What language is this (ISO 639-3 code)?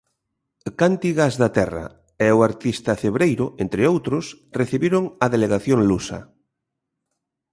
glg